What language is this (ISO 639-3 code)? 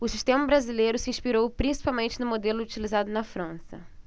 por